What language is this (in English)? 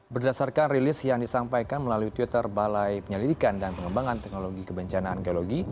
Indonesian